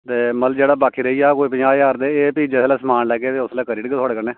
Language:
Dogri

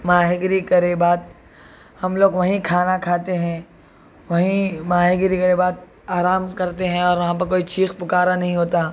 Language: Urdu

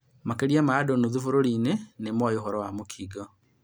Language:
Kikuyu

